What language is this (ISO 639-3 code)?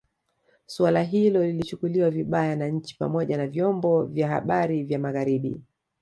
swa